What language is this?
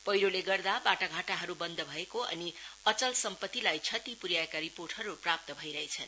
Nepali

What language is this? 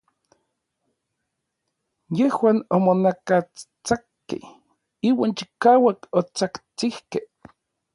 Orizaba Nahuatl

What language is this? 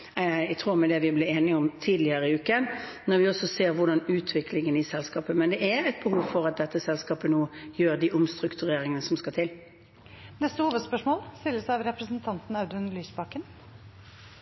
Norwegian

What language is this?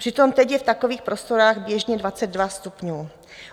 Czech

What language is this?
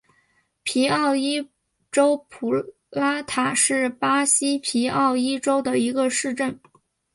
Chinese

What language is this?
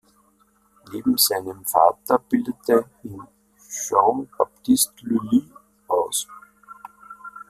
German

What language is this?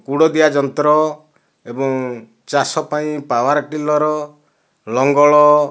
Odia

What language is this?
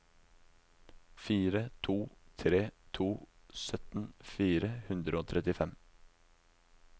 Norwegian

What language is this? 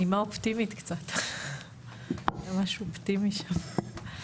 Hebrew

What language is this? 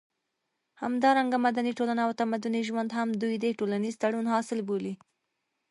Pashto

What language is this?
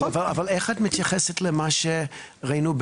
Hebrew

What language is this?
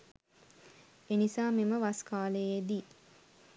Sinhala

